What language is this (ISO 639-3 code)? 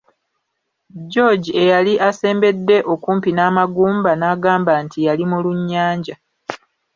lug